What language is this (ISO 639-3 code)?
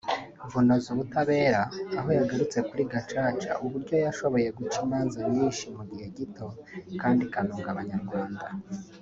kin